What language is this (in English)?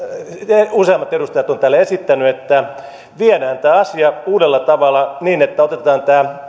Finnish